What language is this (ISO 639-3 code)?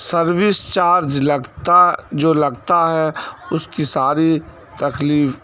urd